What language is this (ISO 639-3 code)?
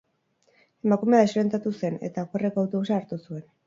eus